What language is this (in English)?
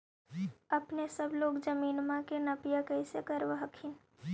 Magahi